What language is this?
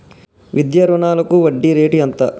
Telugu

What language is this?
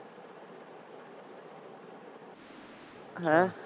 Punjabi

